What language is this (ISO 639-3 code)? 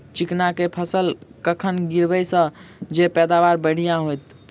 mai